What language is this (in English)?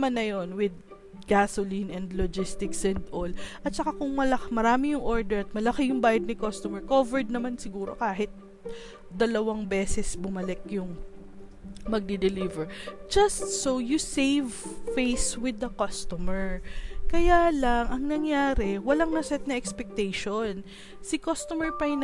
Filipino